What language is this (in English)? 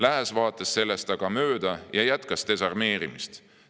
Estonian